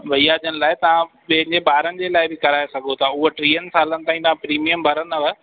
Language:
Sindhi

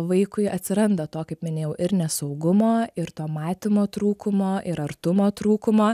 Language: Lithuanian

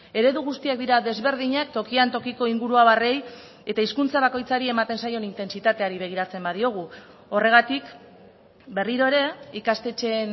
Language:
Basque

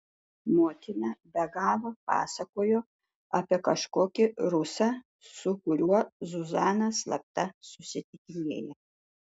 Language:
Lithuanian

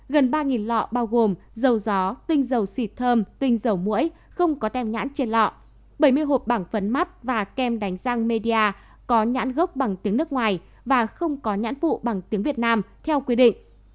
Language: Vietnamese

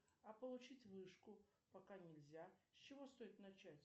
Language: Russian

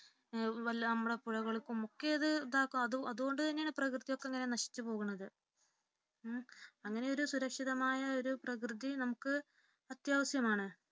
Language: Malayalam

